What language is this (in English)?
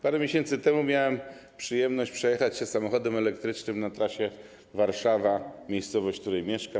Polish